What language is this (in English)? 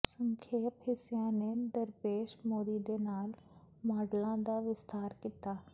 Punjabi